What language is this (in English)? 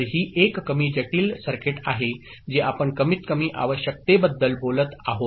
Marathi